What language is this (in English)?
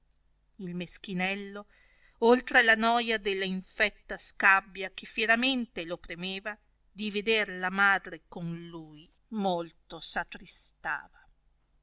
Italian